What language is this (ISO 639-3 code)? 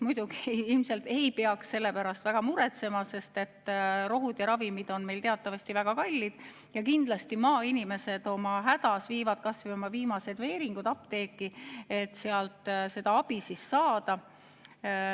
est